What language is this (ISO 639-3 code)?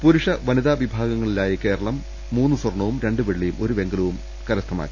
mal